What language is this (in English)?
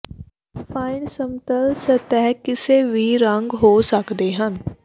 Punjabi